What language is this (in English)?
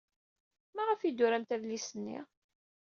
Kabyle